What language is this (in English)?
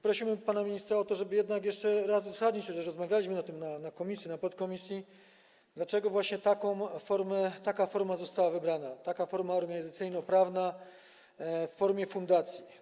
Polish